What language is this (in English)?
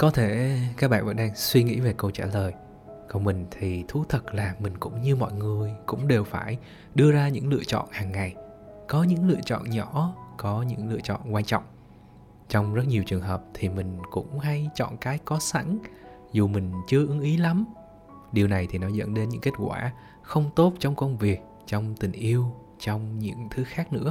Vietnamese